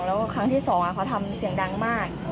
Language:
Thai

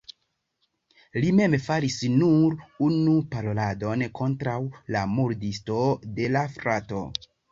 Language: Esperanto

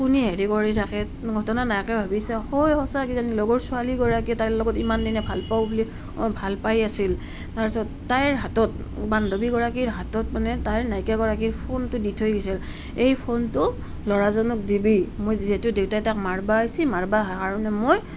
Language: Assamese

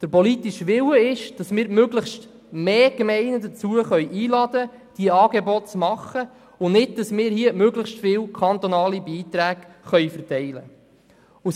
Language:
Swiss German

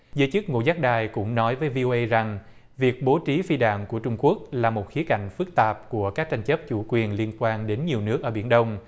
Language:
Vietnamese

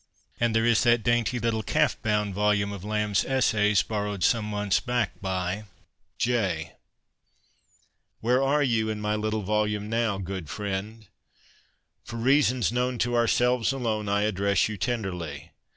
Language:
English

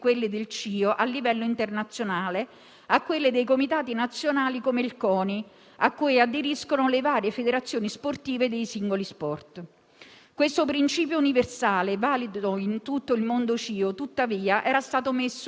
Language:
Italian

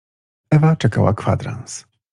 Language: Polish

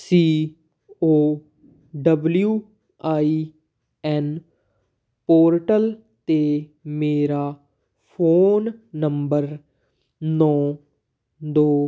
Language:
Punjabi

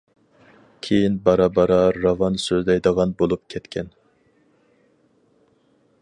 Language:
Uyghur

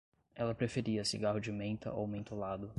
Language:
Portuguese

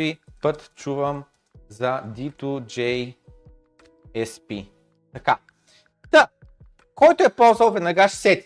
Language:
Bulgarian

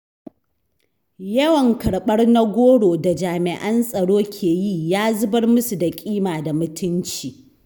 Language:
Hausa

